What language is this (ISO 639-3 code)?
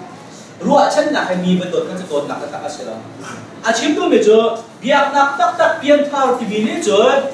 kor